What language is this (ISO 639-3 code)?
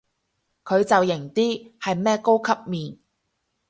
yue